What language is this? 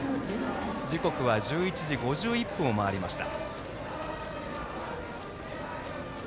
Japanese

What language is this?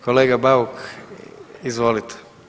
Croatian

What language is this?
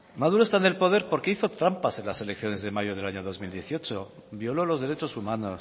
Spanish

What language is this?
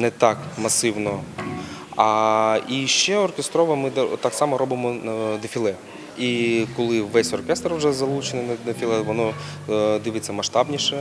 Ukrainian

